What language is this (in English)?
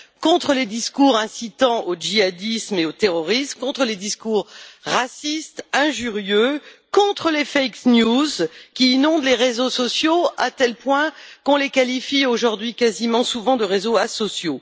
French